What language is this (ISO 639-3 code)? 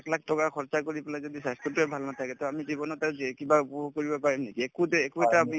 asm